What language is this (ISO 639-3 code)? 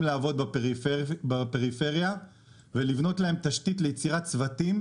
heb